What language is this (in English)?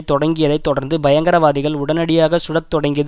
Tamil